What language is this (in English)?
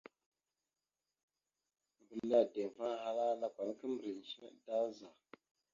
Mada (Cameroon)